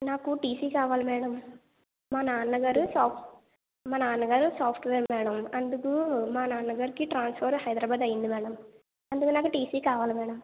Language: Telugu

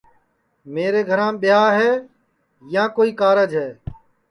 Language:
Sansi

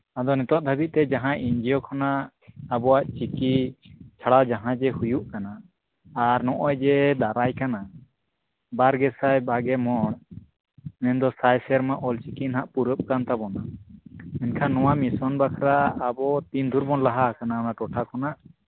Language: Santali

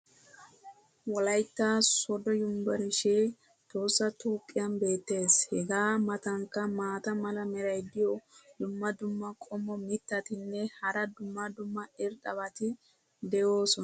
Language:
Wolaytta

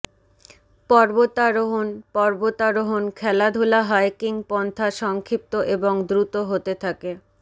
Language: Bangla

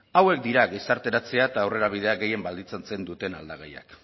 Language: Basque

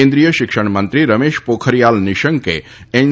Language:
Gujarati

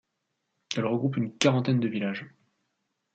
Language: French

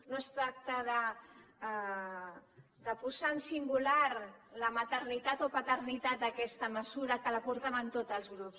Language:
Catalan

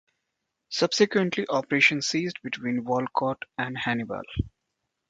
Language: English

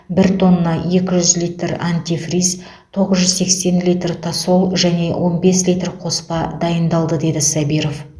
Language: Kazakh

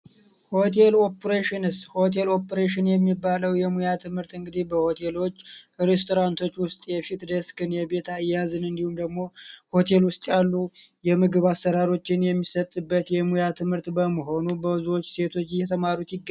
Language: Amharic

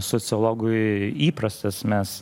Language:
Lithuanian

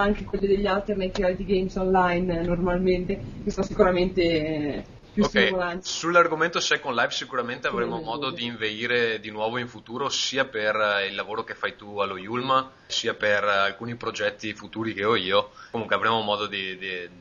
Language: Italian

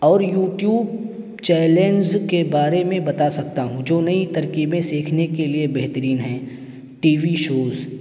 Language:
Urdu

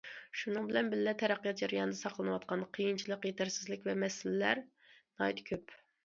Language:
Uyghur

